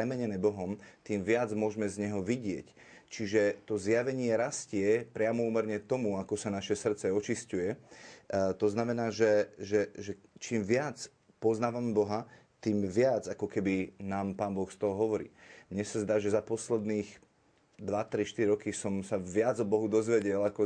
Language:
Slovak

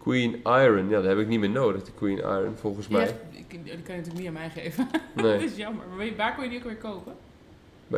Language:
Dutch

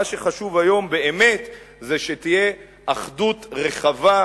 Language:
Hebrew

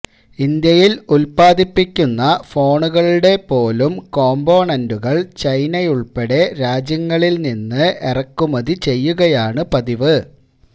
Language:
Malayalam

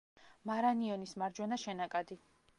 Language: Georgian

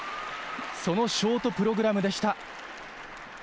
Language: Japanese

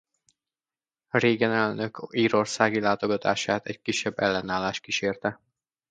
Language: Hungarian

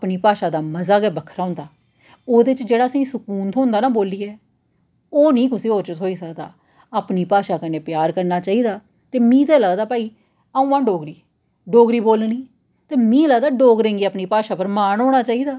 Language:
Dogri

